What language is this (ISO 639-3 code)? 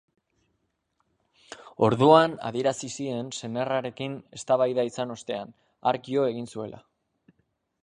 eus